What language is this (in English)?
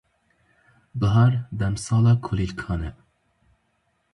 Kurdish